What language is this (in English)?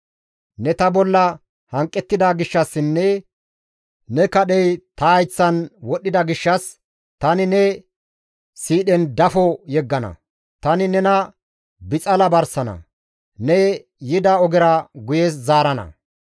Gamo